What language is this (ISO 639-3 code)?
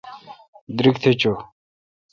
xka